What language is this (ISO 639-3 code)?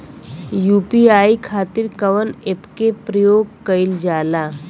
bho